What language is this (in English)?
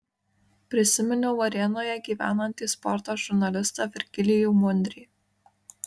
Lithuanian